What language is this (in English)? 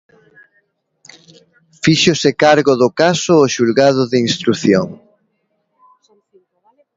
Galician